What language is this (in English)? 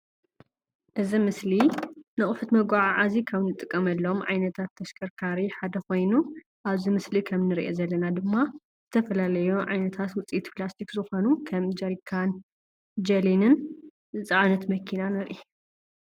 Tigrinya